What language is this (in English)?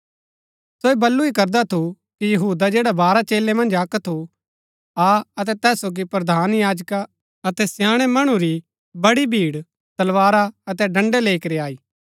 Gaddi